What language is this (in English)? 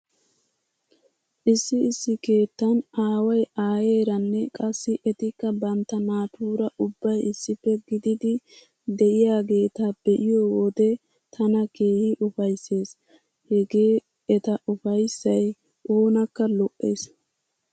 Wolaytta